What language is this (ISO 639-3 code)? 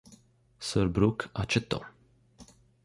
ita